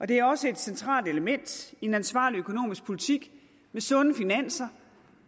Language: Danish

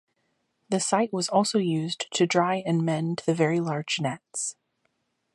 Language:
English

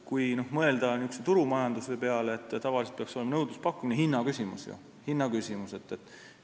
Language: Estonian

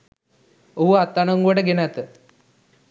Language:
Sinhala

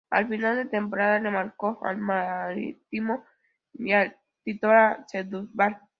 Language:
Spanish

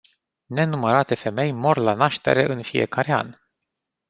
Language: Romanian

